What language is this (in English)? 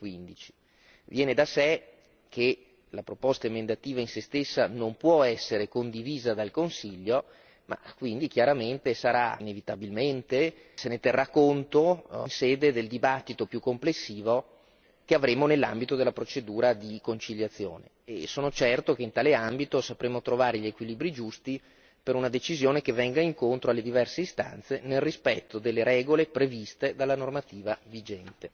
Italian